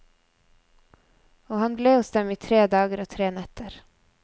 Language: Norwegian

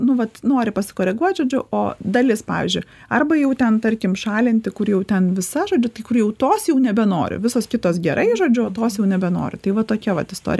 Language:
Lithuanian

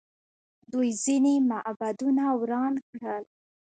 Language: Pashto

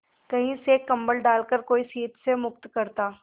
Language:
Hindi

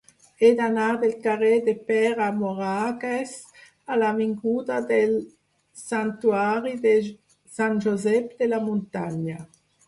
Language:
Catalan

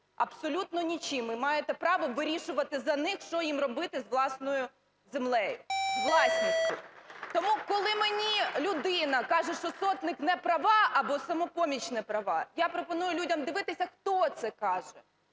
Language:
Ukrainian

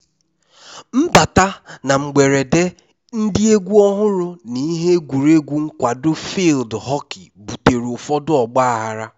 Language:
Igbo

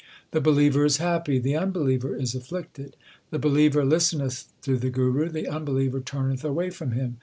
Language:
English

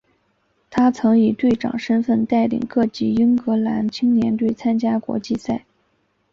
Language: Chinese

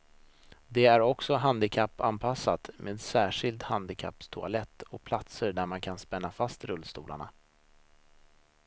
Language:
Swedish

